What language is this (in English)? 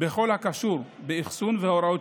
Hebrew